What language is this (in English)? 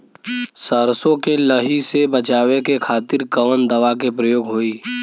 Bhojpuri